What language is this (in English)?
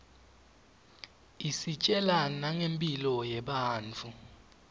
Swati